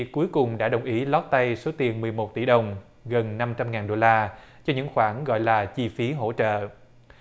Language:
Vietnamese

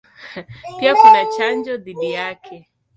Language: Swahili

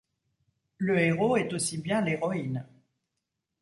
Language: French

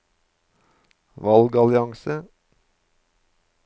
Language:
Norwegian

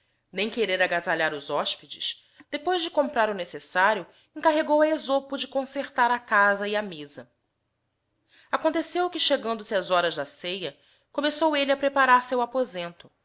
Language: Portuguese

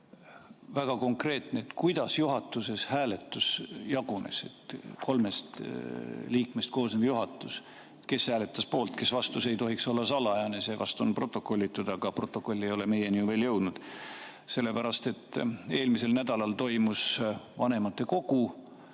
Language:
Estonian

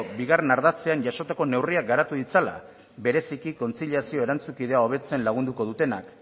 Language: Basque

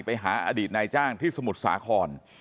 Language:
Thai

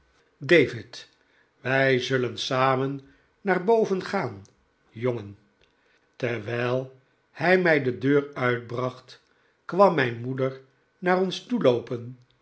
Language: Dutch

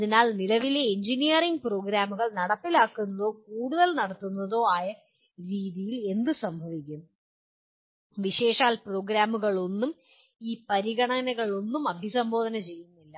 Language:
Malayalam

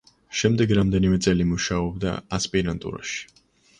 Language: Georgian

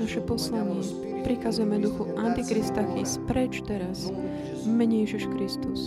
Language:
Slovak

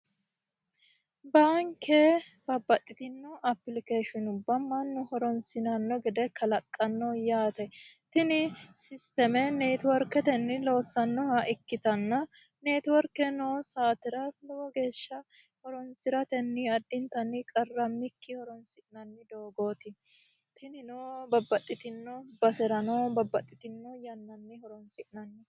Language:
Sidamo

